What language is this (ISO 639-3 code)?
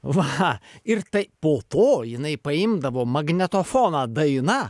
lit